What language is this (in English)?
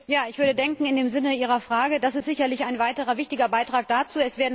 German